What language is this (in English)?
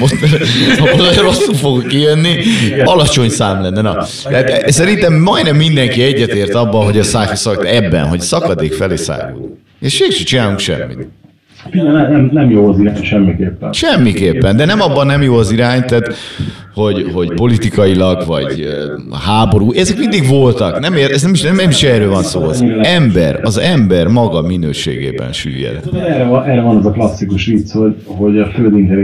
Hungarian